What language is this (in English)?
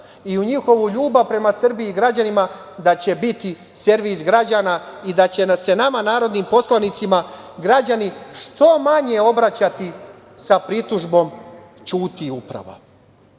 Serbian